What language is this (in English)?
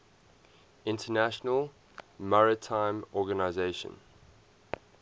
English